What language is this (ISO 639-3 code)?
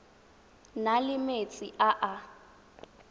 tsn